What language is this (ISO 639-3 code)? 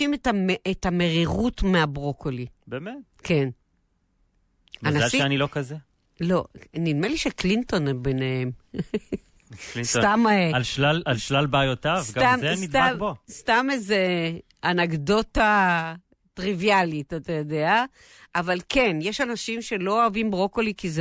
heb